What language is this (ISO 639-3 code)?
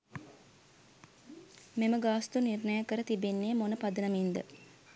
sin